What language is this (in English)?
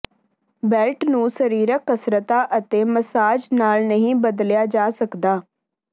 Punjabi